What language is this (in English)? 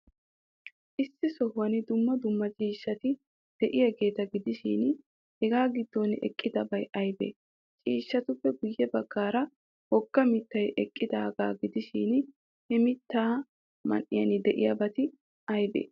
Wolaytta